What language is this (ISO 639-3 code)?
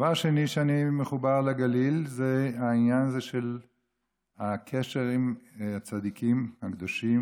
heb